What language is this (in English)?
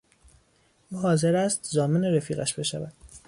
Persian